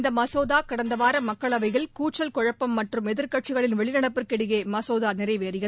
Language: Tamil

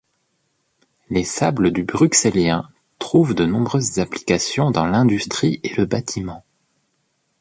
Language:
French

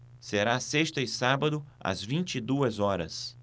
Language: Portuguese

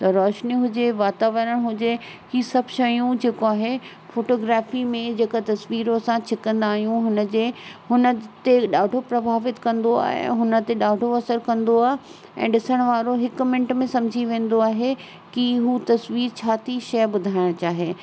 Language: Sindhi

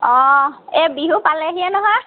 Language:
Assamese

